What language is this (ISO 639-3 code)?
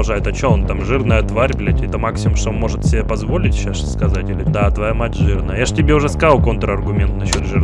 rus